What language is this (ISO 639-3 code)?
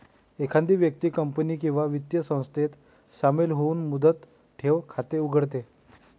mar